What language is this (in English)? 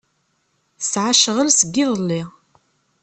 Kabyle